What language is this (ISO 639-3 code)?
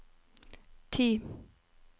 nor